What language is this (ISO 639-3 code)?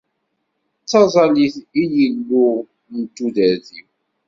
kab